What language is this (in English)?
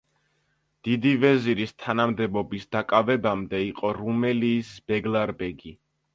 Georgian